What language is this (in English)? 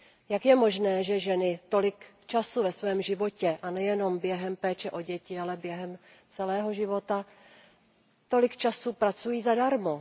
Czech